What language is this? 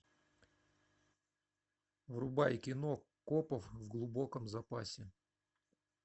Russian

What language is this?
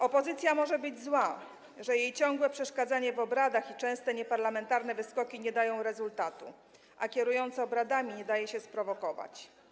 Polish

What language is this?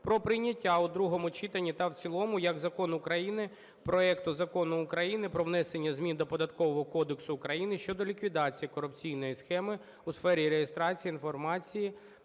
Ukrainian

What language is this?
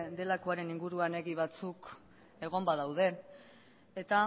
Basque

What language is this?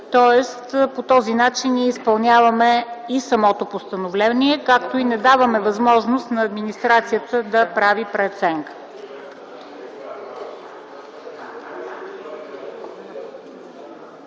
Bulgarian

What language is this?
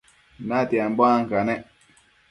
Matsés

